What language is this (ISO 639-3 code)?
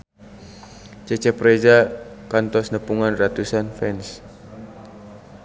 sun